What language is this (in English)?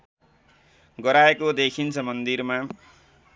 Nepali